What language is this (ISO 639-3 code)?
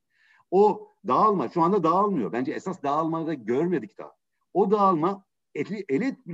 tur